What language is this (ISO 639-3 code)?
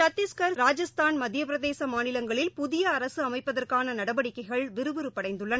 tam